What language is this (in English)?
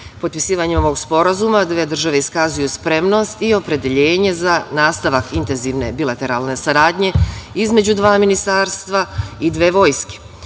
Serbian